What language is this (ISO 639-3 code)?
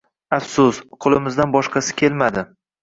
uzb